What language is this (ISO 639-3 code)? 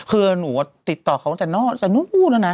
tha